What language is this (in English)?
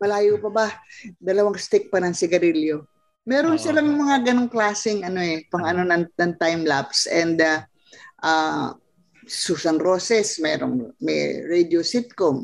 Filipino